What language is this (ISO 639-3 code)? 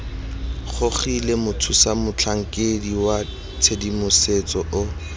tsn